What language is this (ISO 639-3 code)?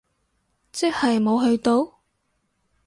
yue